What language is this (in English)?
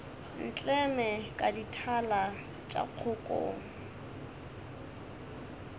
Northern Sotho